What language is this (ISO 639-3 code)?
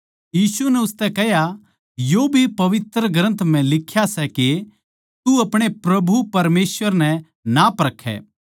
bgc